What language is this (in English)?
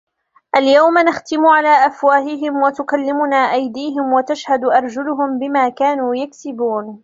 Arabic